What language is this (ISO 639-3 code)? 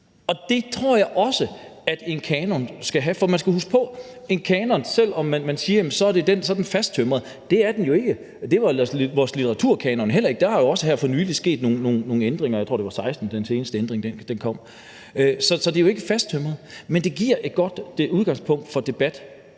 dan